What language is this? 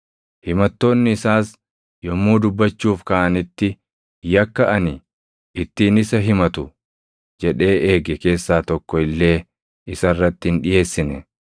Oromo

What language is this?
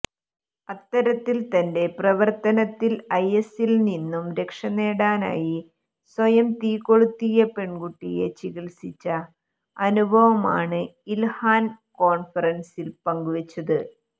Malayalam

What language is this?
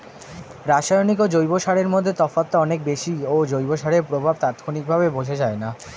Bangla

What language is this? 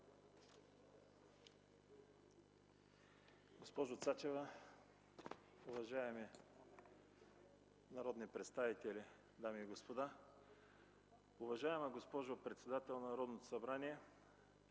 Bulgarian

